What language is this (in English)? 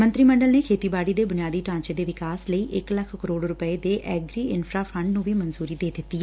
Punjabi